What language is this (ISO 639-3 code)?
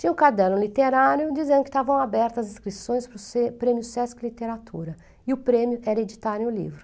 por